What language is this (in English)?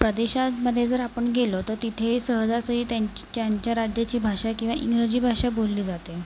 Marathi